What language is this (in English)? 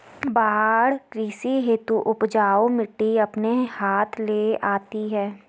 Hindi